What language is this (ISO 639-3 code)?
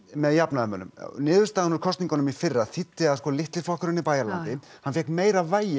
isl